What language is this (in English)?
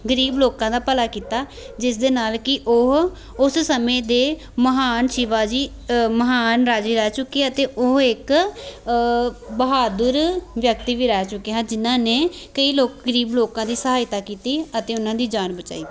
Punjabi